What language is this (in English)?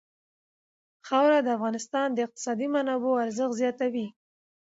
Pashto